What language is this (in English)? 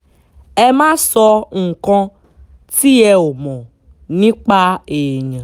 Yoruba